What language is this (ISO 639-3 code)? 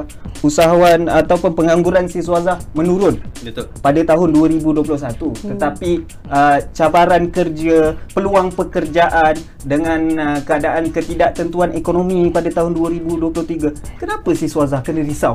msa